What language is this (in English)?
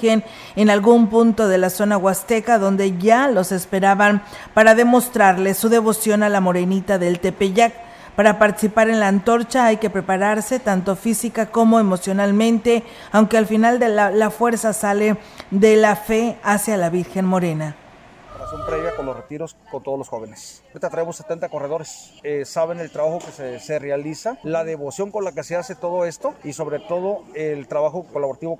Spanish